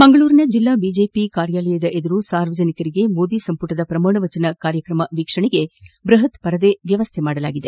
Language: Kannada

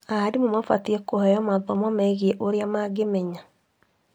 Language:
Kikuyu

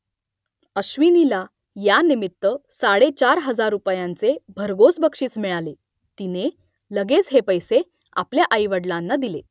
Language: Marathi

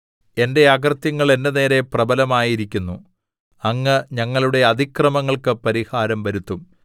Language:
Malayalam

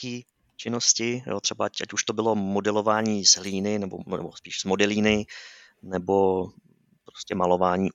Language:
Czech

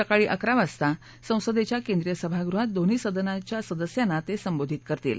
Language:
Marathi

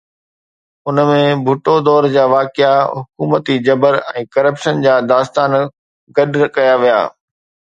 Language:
Sindhi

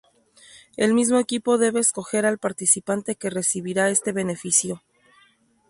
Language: Spanish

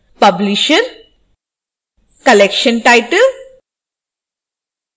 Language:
Hindi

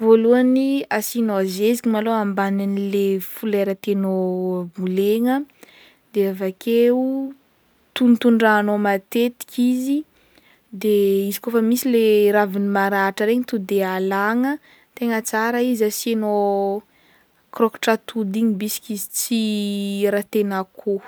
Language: Northern Betsimisaraka Malagasy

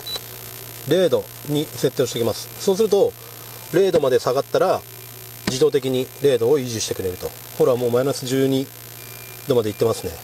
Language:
Japanese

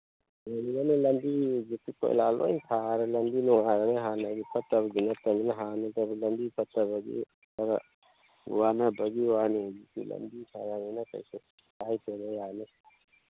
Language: Manipuri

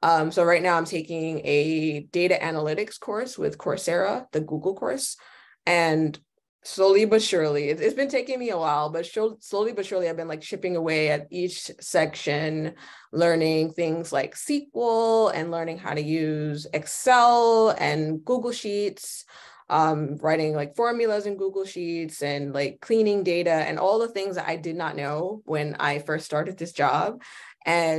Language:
English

